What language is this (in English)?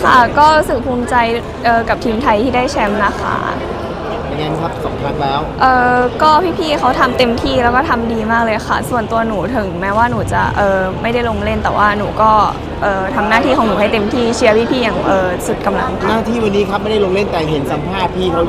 Thai